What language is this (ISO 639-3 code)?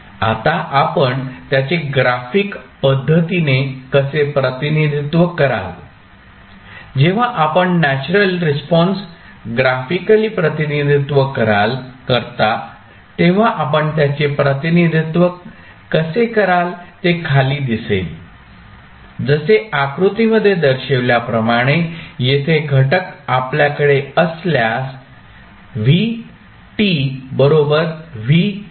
mar